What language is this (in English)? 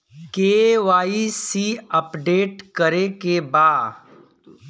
Bhojpuri